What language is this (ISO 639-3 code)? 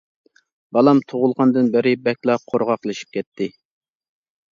uig